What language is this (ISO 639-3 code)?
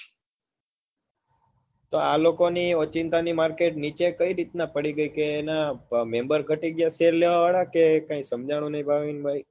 guj